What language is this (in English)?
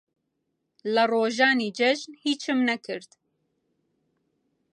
Central Kurdish